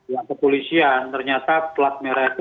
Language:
Indonesian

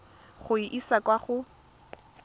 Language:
Tswana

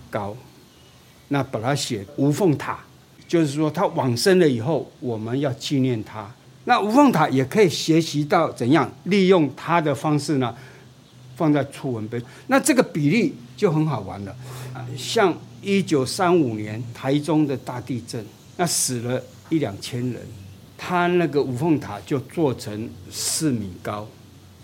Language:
Chinese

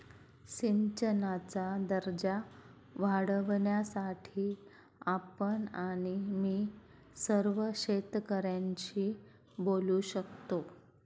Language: Marathi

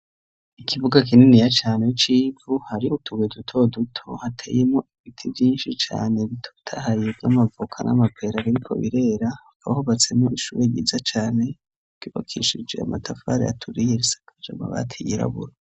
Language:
Rundi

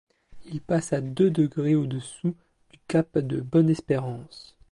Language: French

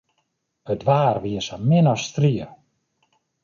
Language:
Western Frisian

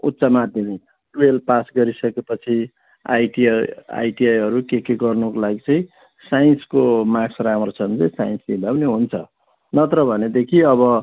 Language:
Nepali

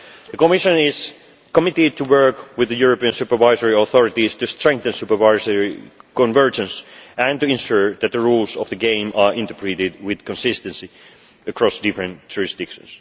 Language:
English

